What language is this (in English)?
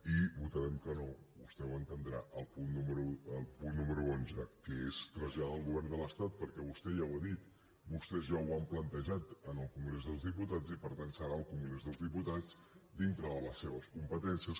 Catalan